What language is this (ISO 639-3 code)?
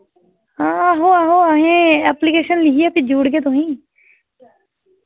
doi